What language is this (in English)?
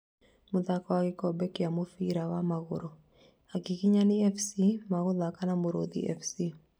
Kikuyu